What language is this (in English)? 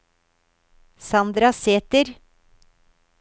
Norwegian